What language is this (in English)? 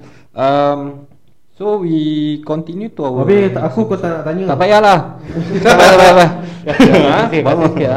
Malay